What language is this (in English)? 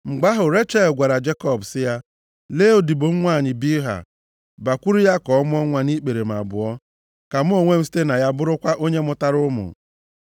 Igbo